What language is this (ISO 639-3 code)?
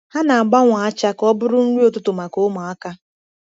ibo